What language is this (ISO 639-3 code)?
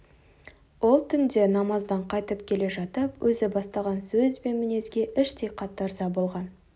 kaz